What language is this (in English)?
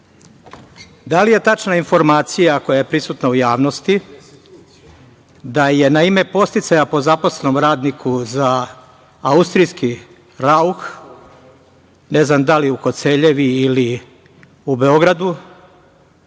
Serbian